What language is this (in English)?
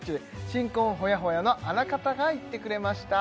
Japanese